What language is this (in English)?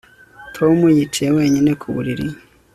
Kinyarwanda